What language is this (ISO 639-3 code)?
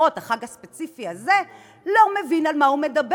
heb